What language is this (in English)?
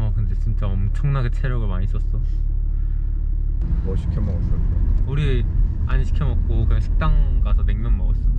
Korean